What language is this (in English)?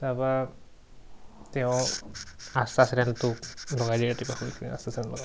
Assamese